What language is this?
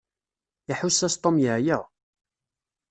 Kabyle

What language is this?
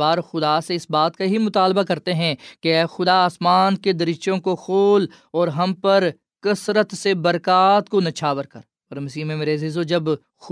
Urdu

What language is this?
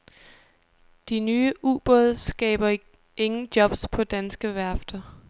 Danish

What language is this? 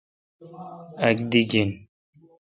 Kalkoti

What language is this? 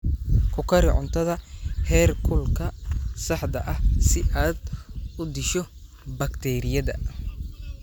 Somali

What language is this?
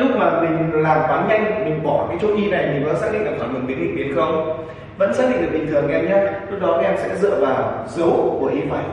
Vietnamese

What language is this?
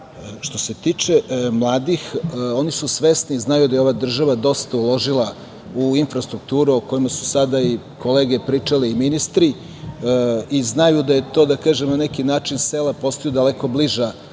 Serbian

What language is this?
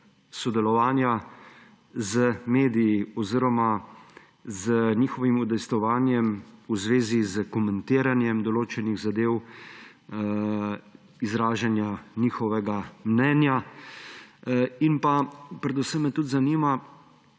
Slovenian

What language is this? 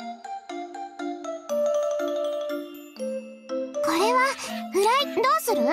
Japanese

